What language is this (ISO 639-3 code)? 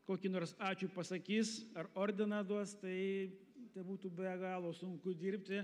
lit